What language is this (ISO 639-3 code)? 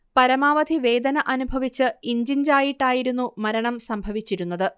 mal